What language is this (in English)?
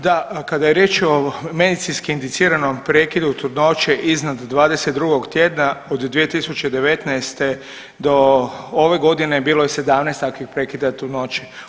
Croatian